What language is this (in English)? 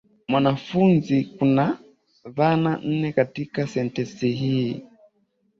Swahili